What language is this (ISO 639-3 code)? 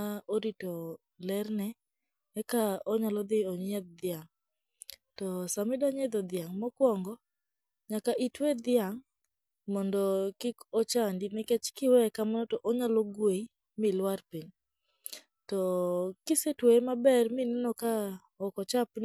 luo